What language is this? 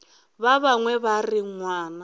Northern Sotho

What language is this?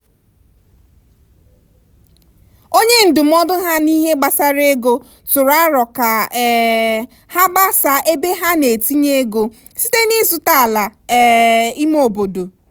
Igbo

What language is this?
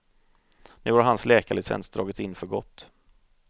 Swedish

